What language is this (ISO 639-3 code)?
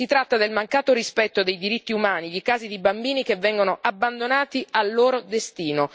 ita